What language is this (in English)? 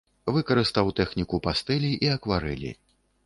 Belarusian